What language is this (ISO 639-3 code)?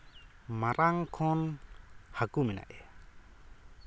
sat